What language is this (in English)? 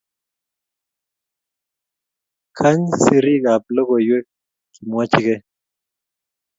Kalenjin